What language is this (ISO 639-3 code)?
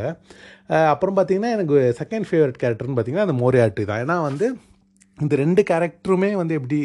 tam